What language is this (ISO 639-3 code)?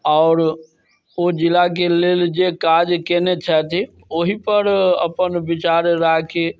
mai